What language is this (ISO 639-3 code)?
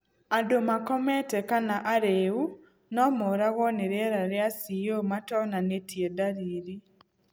kik